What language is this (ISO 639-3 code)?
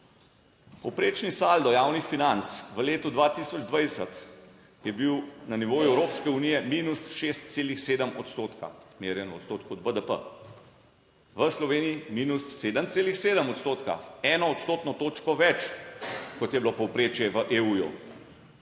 slv